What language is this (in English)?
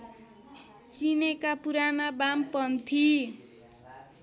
Nepali